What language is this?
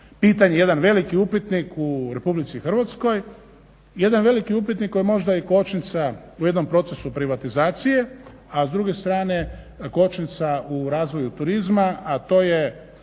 Croatian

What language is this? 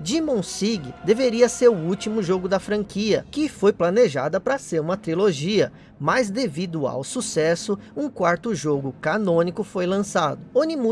Portuguese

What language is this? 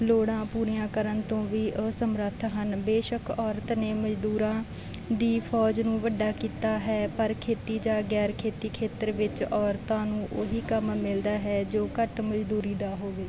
Punjabi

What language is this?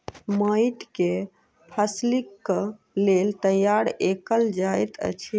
Maithili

